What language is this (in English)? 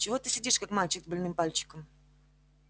Russian